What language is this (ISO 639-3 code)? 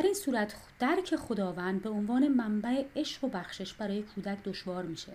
fas